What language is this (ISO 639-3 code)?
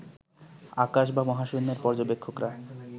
ben